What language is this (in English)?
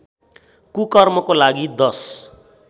Nepali